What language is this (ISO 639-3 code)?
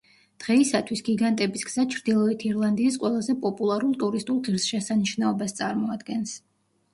kat